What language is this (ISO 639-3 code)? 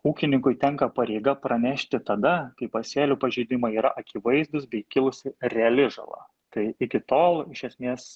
lit